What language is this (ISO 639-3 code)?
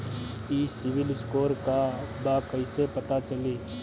bho